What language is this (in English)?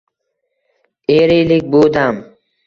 Uzbek